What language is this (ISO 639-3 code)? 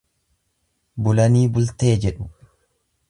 orm